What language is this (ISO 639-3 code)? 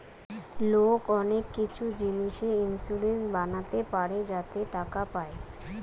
ben